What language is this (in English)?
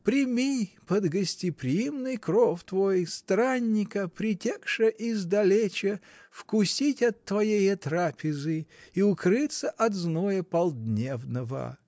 Russian